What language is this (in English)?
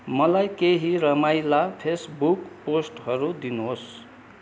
Nepali